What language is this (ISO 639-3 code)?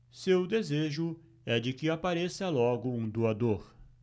por